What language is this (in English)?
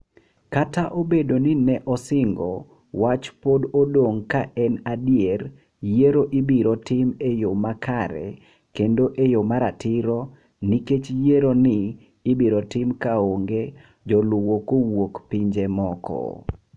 Luo (Kenya and Tanzania)